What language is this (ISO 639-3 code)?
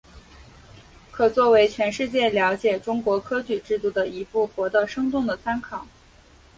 zho